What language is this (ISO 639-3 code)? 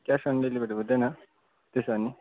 nep